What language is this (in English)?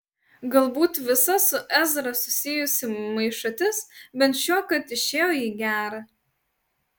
Lithuanian